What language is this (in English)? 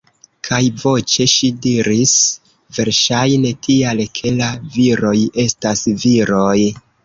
Esperanto